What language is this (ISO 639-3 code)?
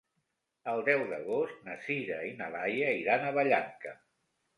cat